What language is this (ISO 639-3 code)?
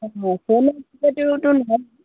asm